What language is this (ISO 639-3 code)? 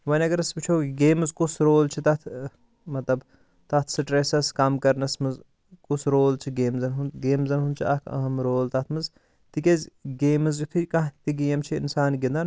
kas